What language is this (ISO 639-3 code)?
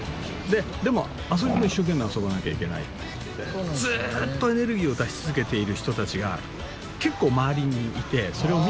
jpn